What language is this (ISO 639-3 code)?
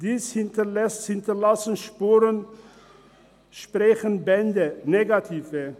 gsw